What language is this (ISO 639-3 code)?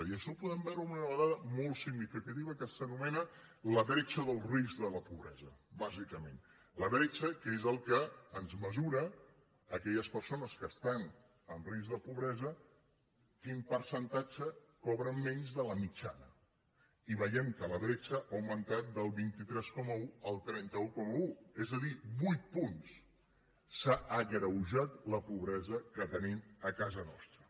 cat